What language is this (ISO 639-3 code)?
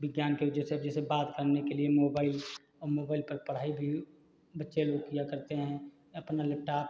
hin